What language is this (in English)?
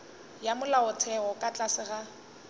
Northern Sotho